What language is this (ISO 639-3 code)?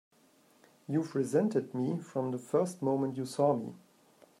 eng